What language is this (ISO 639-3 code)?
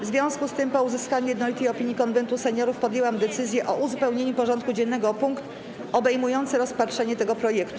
pol